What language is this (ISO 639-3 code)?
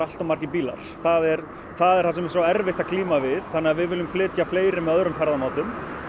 isl